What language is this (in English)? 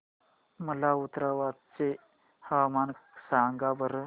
Marathi